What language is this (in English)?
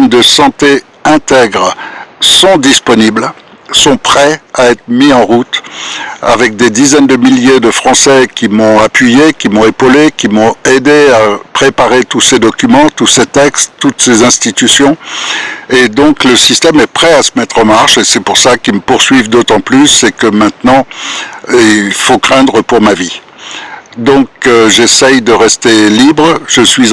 French